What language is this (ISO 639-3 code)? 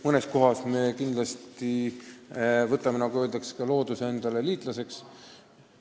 est